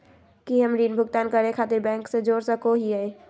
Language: Magahi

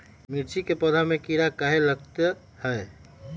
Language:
Magahi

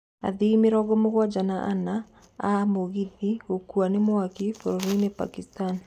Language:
Kikuyu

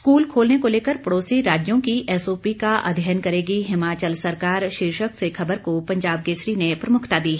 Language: Hindi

